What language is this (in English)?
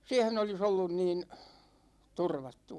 Finnish